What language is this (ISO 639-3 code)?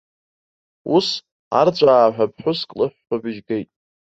abk